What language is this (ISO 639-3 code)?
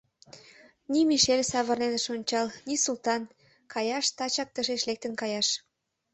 chm